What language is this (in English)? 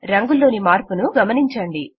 Telugu